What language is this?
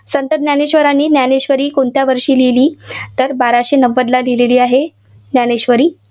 Marathi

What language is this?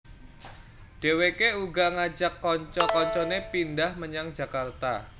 Javanese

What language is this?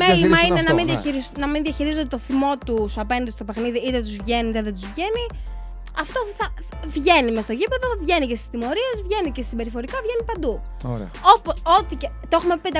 Greek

